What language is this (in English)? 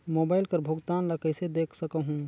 Chhattisgarhi